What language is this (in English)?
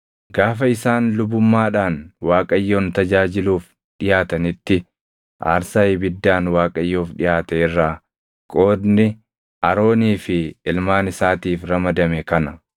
Oromo